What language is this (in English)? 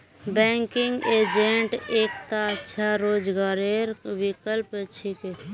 Magahi